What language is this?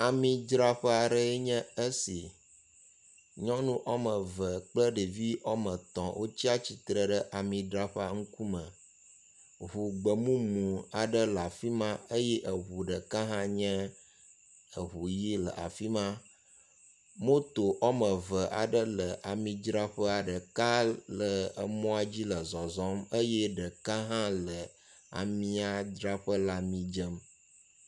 Ewe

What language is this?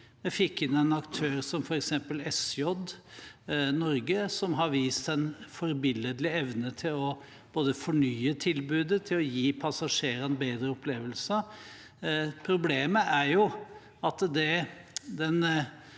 Norwegian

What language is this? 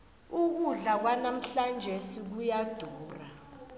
South Ndebele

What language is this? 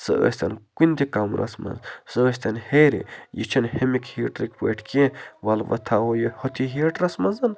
Kashmiri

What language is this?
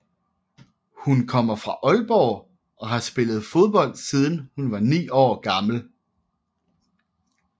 Danish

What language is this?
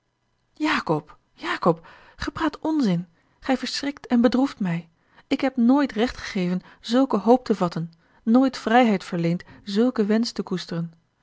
Dutch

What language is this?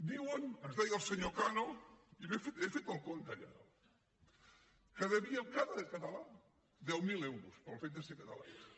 Catalan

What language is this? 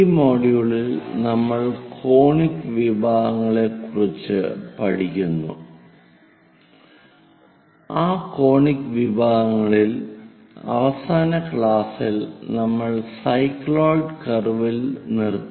Malayalam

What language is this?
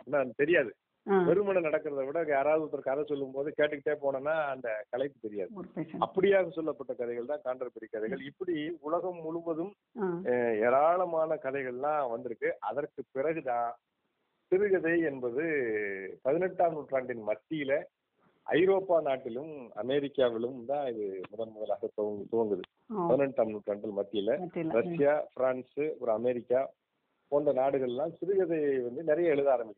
Tamil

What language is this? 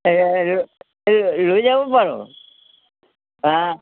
Assamese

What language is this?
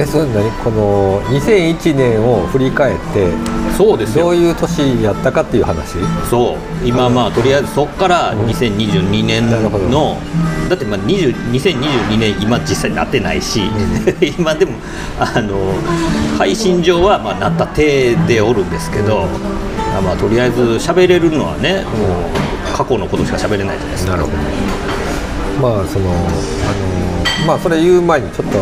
Japanese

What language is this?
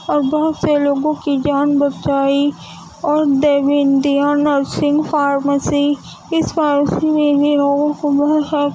Urdu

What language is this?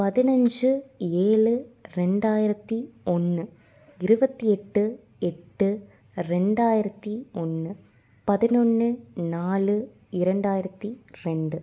Tamil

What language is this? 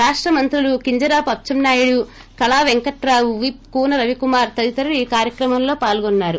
Telugu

